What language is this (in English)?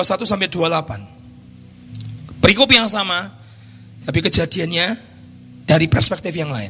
Indonesian